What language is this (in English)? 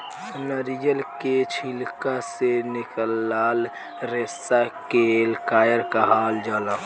Bhojpuri